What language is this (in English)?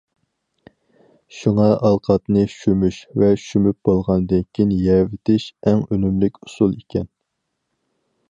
Uyghur